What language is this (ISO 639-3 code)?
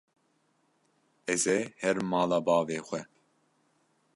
kur